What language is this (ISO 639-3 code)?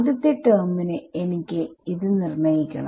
mal